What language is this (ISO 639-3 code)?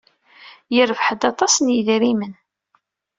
kab